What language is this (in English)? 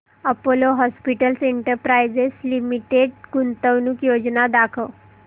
Marathi